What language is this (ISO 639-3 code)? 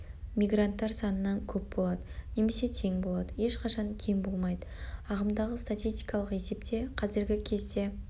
kaz